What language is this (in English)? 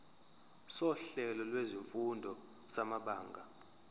Zulu